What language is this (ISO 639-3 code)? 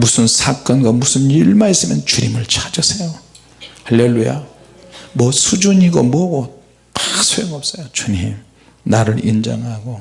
kor